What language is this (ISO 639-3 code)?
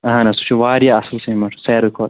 kas